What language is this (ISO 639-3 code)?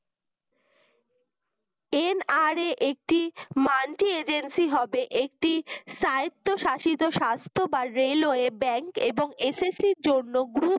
ben